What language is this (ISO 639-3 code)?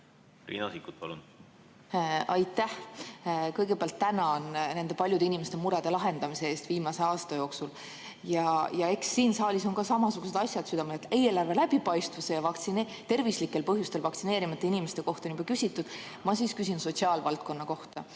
est